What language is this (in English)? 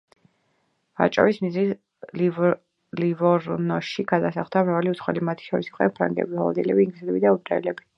Georgian